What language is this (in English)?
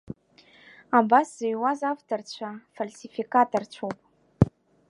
Abkhazian